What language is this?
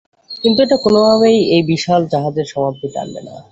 Bangla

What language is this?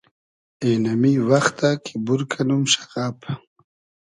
Hazaragi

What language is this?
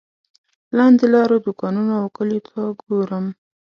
Pashto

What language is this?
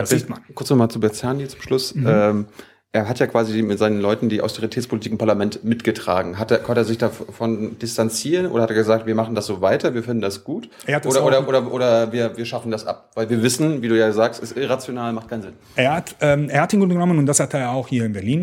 German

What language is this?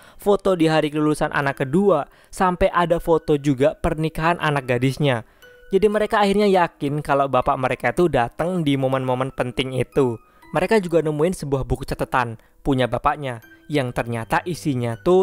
Indonesian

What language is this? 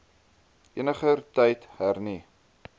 Afrikaans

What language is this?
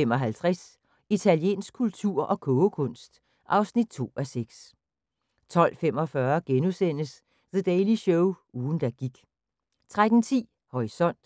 Danish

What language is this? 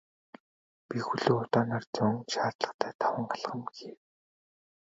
Mongolian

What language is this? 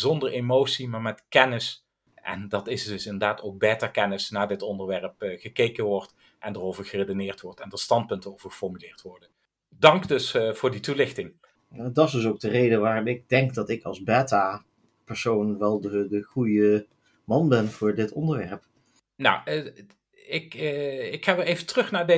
Dutch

